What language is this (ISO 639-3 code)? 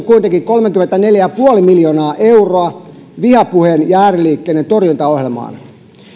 fin